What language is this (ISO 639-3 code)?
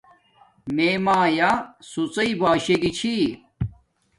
dmk